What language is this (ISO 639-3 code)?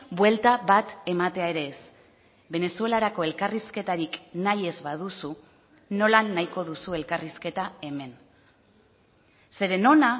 eus